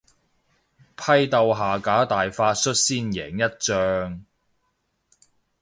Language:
Cantonese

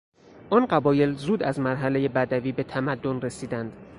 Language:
Persian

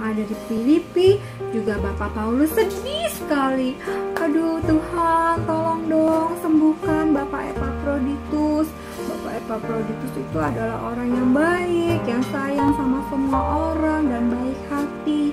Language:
Indonesian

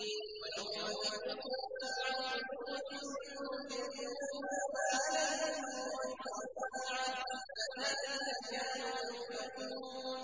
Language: Arabic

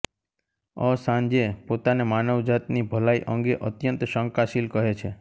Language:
Gujarati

